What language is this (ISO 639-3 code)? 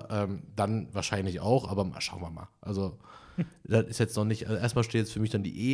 deu